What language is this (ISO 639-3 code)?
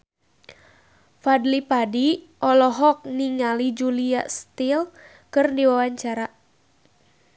sun